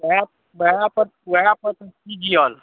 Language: Maithili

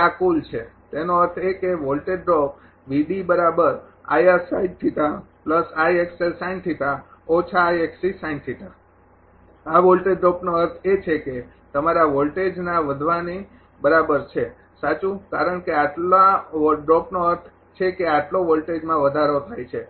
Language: Gujarati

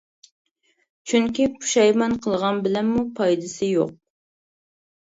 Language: Uyghur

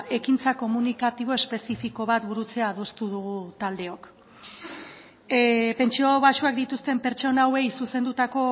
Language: Basque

